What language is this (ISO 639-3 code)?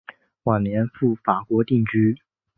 zho